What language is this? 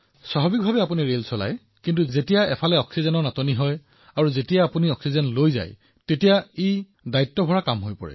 Assamese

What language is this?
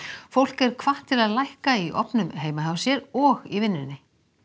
Icelandic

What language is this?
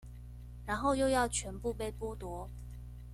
Chinese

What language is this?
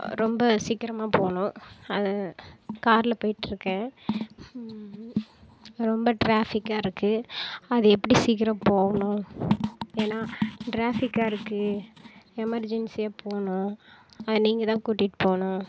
Tamil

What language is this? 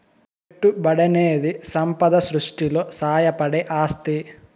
Telugu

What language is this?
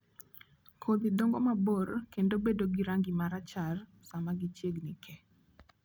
Luo (Kenya and Tanzania)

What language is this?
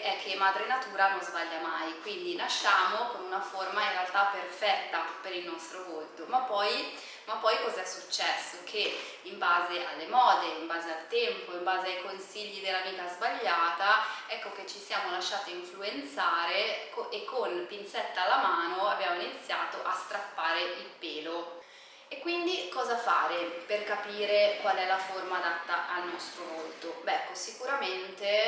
Italian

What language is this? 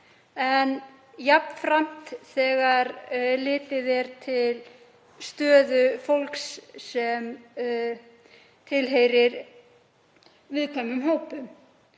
Icelandic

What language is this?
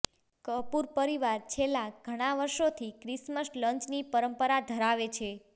Gujarati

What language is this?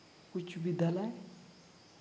Santali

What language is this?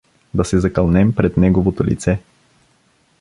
Bulgarian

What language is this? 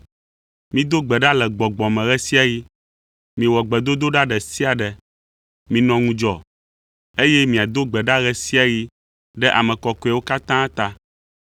Ewe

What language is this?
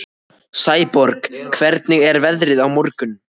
Icelandic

